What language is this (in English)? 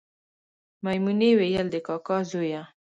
Pashto